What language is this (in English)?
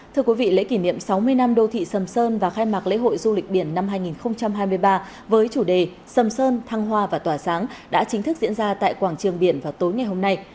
Vietnamese